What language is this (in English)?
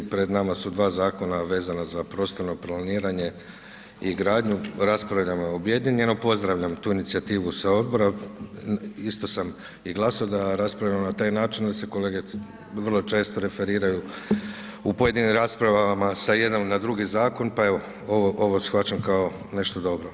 Croatian